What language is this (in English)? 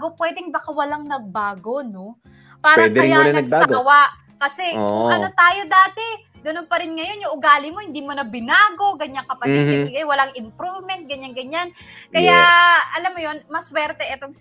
Filipino